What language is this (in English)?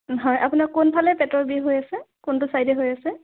Assamese